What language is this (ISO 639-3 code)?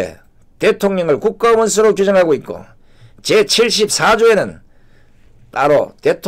kor